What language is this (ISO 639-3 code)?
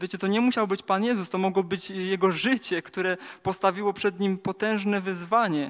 pol